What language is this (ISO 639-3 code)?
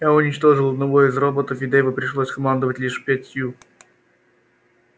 rus